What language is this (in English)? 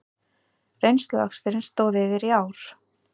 Icelandic